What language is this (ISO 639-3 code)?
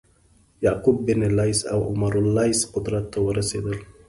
pus